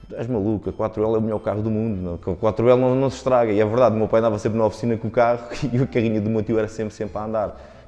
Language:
Portuguese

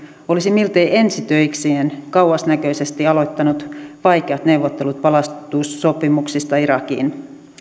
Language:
Finnish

